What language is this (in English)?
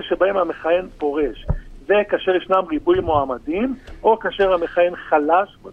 Hebrew